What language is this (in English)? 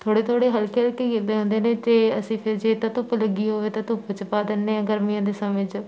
Punjabi